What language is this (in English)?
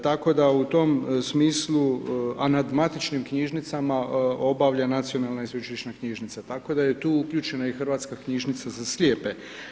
Croatian